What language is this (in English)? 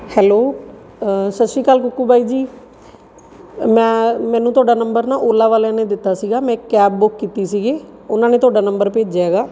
Punjabi